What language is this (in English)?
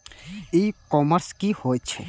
Maithili